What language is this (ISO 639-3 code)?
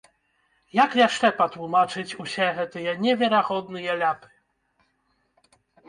bel